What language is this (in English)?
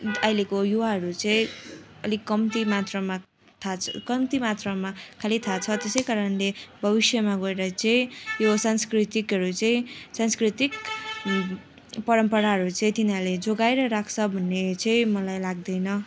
Nepali